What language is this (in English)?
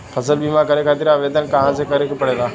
Bhojpuri